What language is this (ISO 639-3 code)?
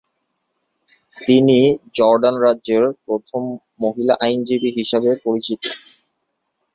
ben